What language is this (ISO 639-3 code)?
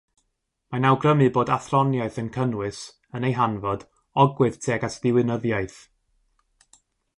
cym